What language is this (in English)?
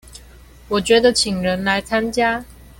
Chinese